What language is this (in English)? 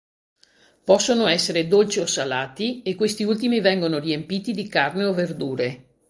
Italian